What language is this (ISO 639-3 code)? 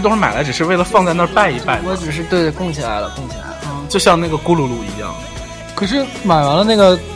zho